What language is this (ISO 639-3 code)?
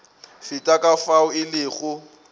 nso